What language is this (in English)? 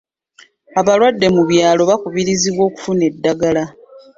Ganda